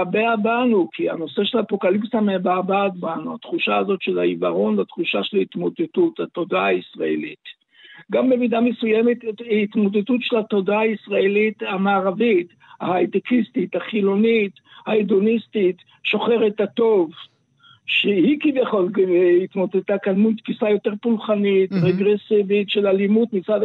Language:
Hebrew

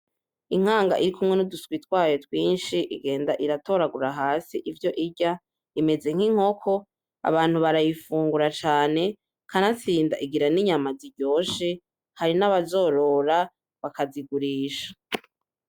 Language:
Rundi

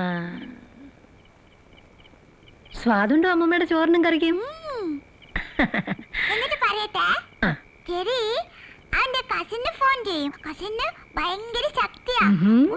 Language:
Hindi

